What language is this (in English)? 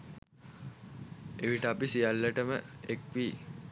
Sinhala